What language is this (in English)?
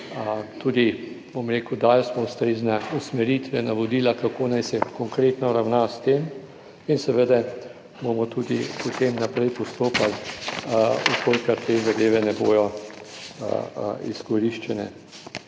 Slovenian